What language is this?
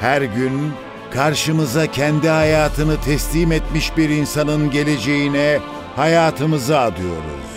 Turkish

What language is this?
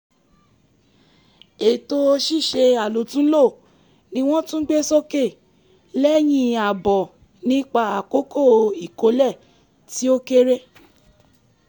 Yoruba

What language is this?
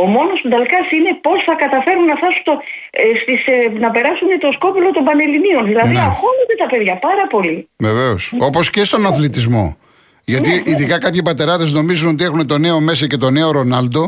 Greek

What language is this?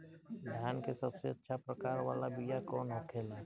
Bhojpuri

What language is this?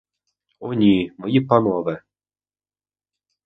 Ukrainian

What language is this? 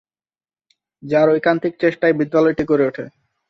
Bangla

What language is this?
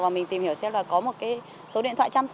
Vietnamese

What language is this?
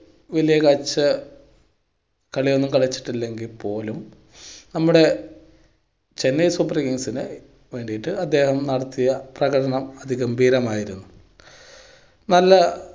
Malayalam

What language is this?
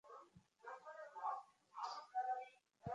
Bangla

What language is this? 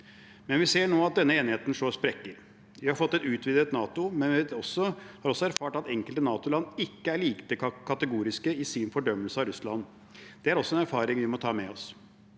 Norwegian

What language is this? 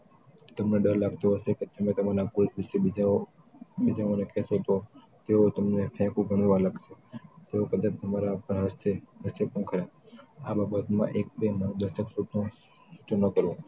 Gujarati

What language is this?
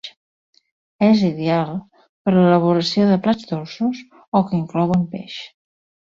Catalan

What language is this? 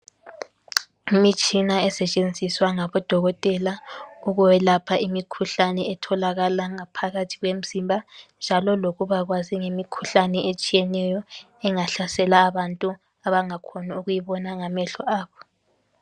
North Ndebele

